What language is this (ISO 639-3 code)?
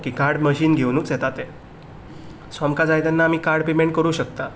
kok